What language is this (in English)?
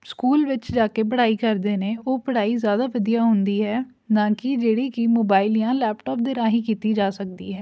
Punjabi